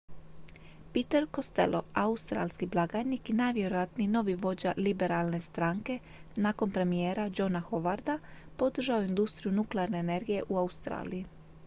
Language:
Croatian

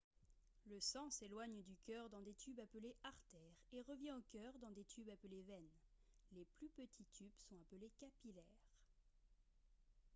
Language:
French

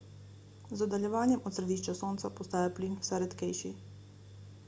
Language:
Slovenian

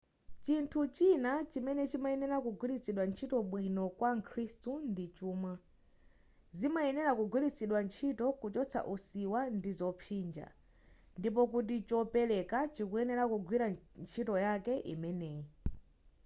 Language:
Nyanja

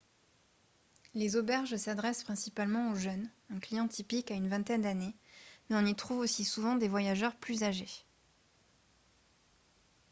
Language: French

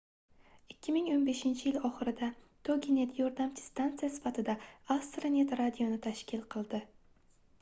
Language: Uzbek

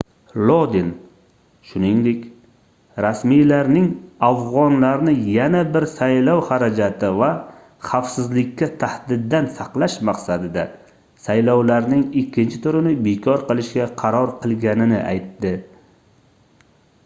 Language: Uzbek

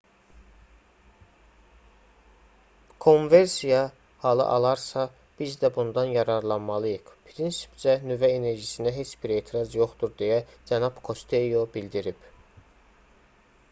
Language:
Azerbaijani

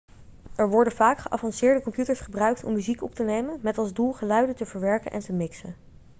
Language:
Dutch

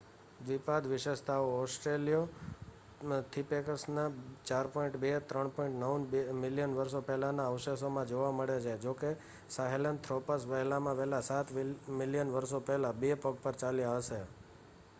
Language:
Gujarati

